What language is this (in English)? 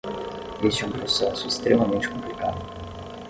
Portuguese